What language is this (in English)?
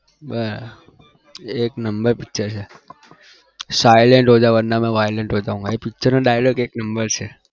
Gujarati